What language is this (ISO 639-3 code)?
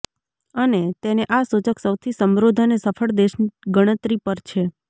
guj